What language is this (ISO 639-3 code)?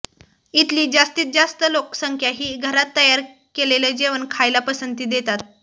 mar